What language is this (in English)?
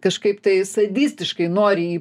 Lithuanian